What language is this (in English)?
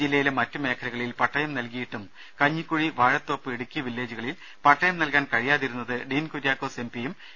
Malayalam